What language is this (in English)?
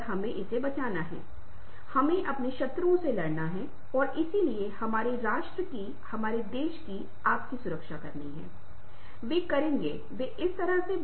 Hindi